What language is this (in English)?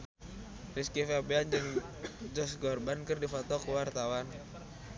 Sundanese